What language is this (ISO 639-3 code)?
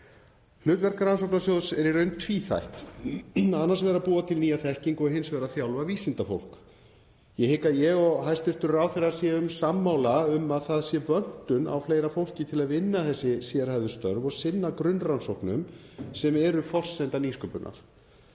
isl